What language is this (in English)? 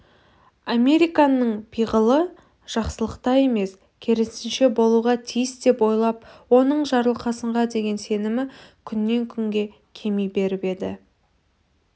Kazakh